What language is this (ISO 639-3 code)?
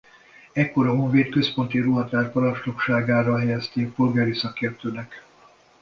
hun